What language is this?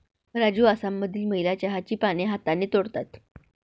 Marathi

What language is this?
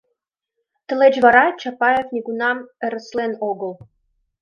Mari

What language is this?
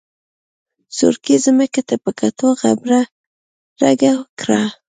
Pashto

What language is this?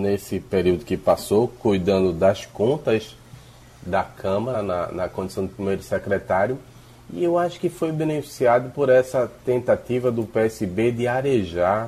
Portuguese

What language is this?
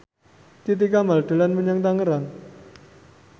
Javanese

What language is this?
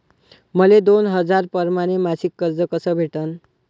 Marathi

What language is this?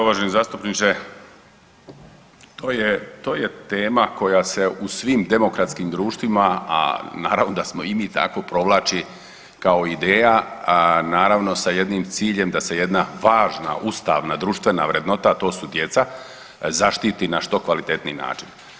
Croatian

